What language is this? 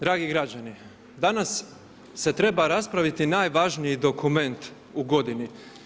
Croatian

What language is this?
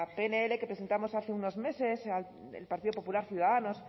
Spanish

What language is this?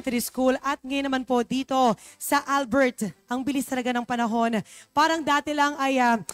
Filipino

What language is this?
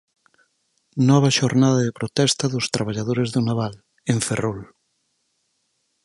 Galician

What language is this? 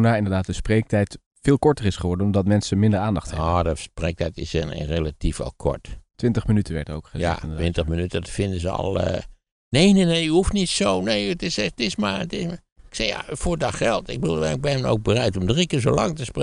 Dutch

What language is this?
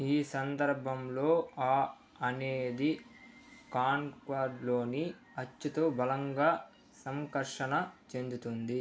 Telugu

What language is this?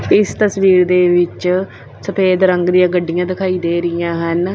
Punjabi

